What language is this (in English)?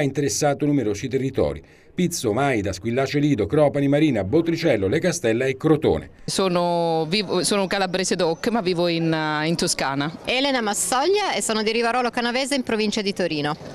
Italian